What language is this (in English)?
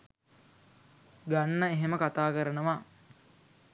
Sinhala